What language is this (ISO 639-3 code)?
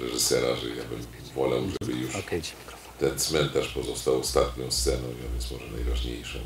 pol